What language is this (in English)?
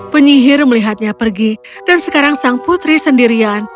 Indonesian